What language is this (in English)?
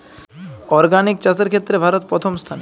Bangla